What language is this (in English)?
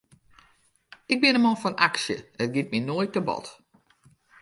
Western Frisian